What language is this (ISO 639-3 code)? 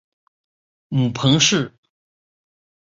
zho